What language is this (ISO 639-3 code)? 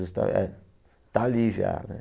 por